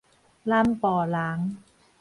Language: Min Nan Chinese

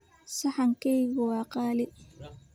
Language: Somali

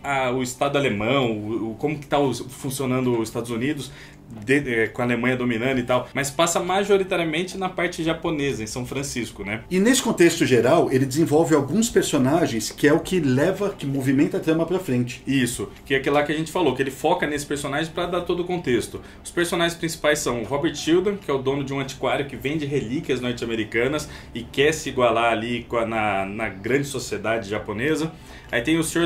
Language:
Portuguese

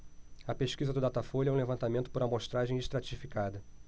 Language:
Portuguese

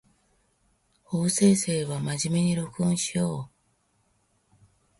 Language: Japanese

